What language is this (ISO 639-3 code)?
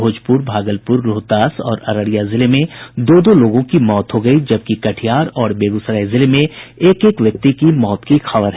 hin